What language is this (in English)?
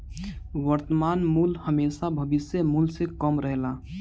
Bhojpuri